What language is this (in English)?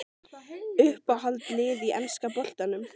Icelandic